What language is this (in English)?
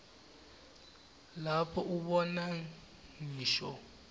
Swati